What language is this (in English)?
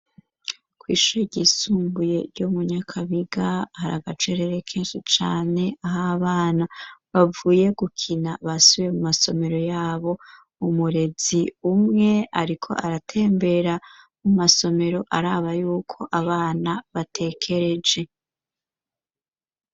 Rundi